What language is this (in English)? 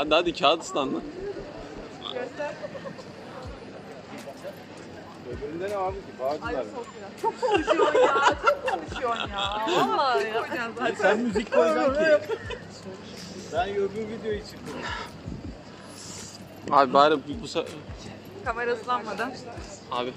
Turkish